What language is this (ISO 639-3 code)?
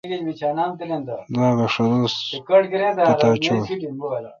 xka